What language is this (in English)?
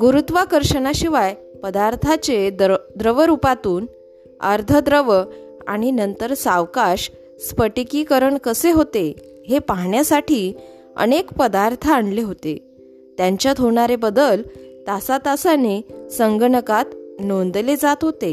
Marathi